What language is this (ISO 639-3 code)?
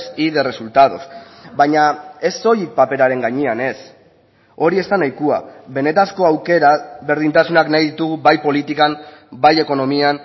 eus